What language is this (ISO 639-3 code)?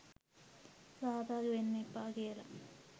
sin